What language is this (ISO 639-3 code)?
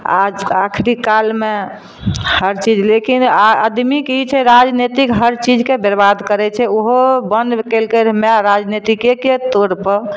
mai